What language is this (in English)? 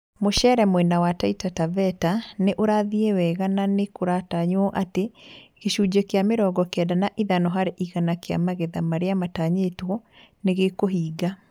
Kikuyu